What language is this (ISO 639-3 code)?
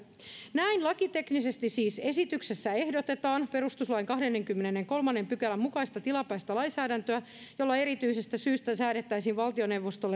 fin